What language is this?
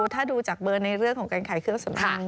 Thai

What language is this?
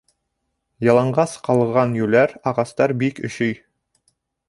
Bashkir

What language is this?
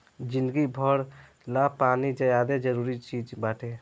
Bhojpuri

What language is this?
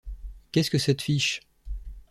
French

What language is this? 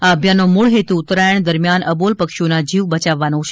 Gujarati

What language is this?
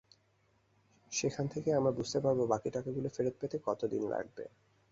Bangla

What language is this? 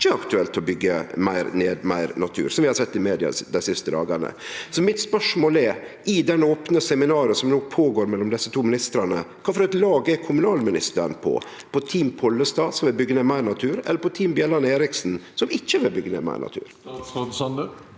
Norwegian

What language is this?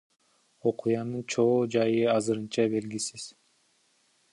Kyrgyz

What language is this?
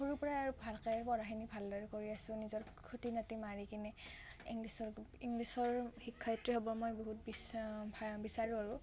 Assamese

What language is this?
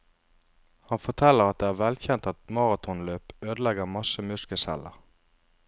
Norwegian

